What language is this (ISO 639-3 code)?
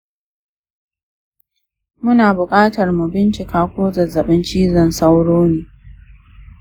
hau